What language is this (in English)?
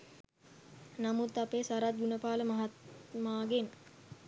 Sinhala